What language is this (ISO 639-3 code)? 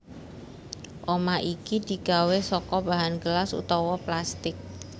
jav